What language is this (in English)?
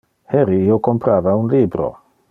Interlingua